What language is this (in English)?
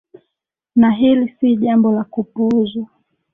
Swahili